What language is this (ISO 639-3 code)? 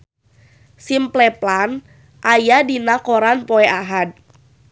sun